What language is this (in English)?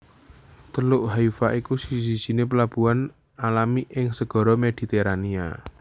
Javanese